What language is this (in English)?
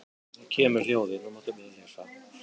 Icelandic